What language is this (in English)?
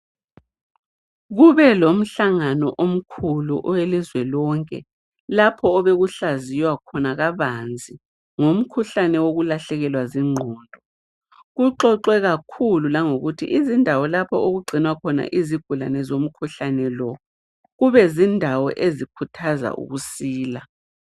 North Ndebele